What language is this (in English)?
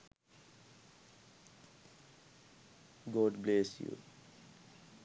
Sinhala